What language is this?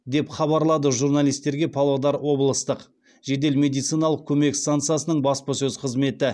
Kazakh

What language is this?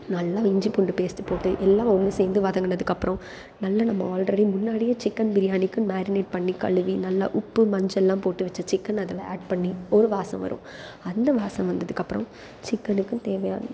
Tamil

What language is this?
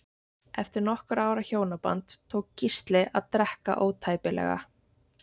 Icelandic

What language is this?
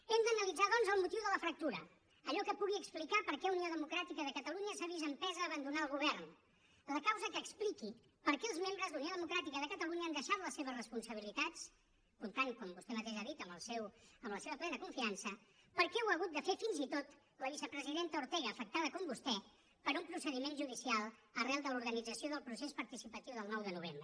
Catalan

